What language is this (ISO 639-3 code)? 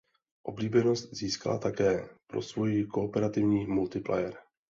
ces